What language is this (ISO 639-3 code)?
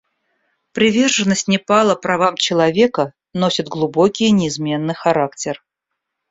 rus